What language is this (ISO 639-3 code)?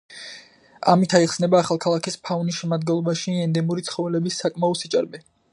kat